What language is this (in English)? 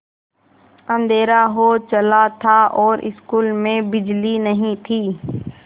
Hindi